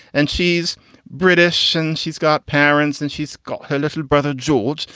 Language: English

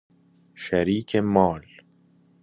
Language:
Persian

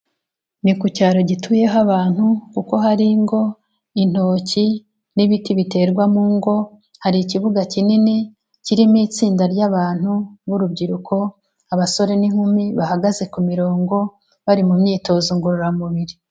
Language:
Kinyarwanda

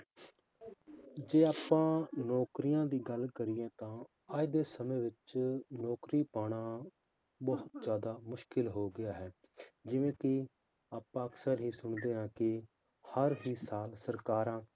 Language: Punjabi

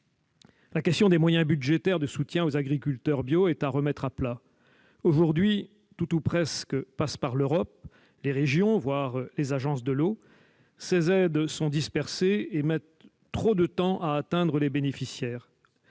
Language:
French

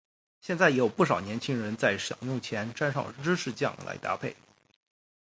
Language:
Chinese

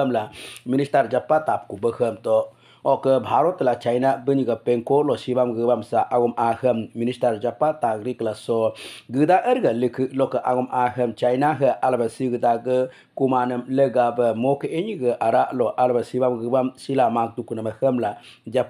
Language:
Romanian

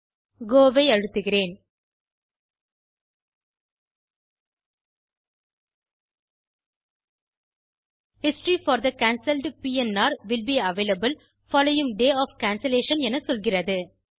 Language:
Tamil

